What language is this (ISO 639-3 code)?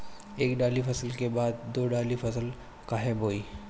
bho